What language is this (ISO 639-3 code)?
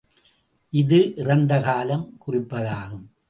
tam